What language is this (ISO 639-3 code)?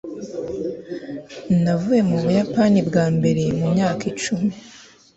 kin